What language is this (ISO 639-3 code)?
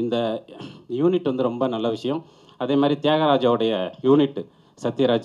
kor